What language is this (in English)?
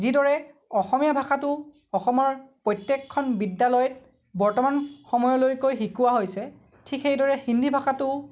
Assamese